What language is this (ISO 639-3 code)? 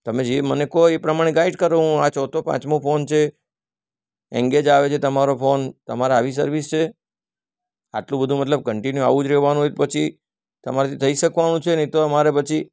guj